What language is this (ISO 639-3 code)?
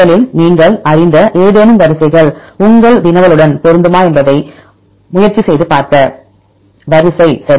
tam